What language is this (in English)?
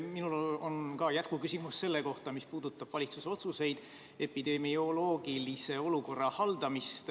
Estonian